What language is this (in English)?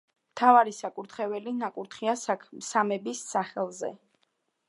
Georgian